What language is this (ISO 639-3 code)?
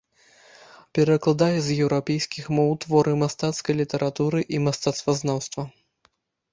bel